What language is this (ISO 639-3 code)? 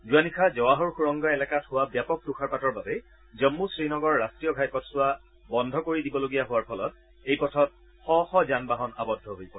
asm